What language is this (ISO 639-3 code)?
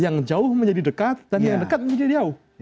ind